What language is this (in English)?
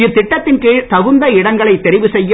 Tamil